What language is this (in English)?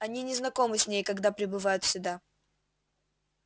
Russian